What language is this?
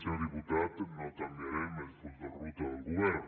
Catalan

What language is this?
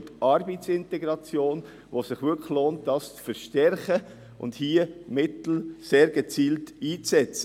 Swiss German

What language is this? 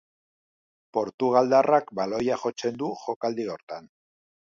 Basque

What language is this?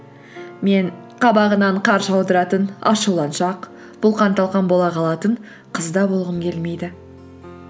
Kazakh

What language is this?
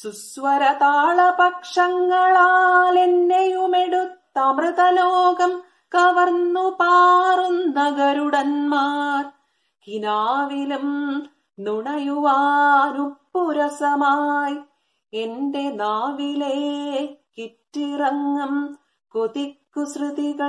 Malayalam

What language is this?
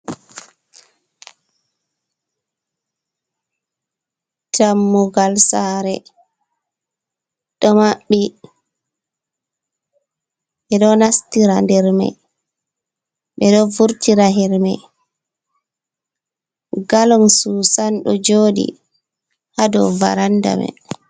Fula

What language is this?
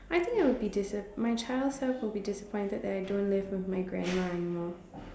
English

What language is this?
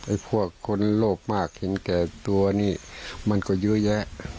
Thai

